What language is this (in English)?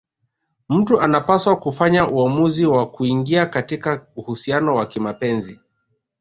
Swahili